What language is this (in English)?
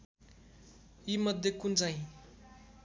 Nepali